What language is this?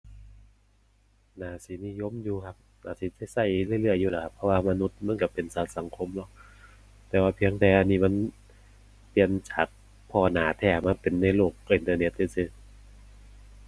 Thai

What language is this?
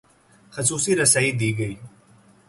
Urdu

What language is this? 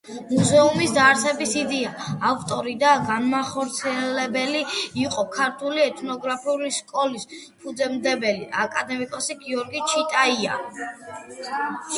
Georgian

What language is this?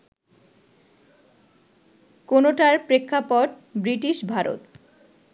Bangla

